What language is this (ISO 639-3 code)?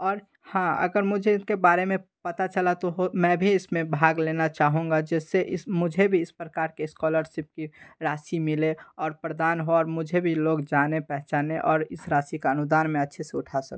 hin